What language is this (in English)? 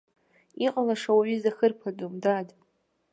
Abkhazian